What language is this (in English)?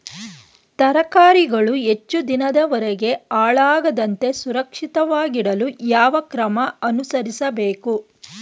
Kannada